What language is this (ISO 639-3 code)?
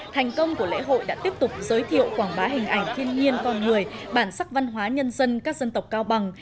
vie